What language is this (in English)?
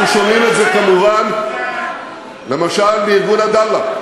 Hebrew